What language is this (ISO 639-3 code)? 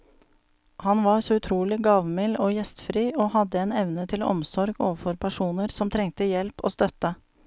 nor